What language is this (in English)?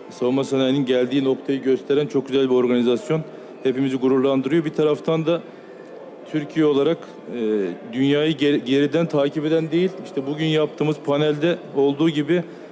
Turkish